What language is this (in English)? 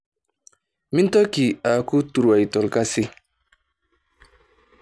Masai